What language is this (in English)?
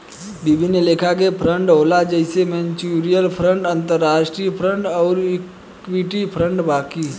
Bhojpuri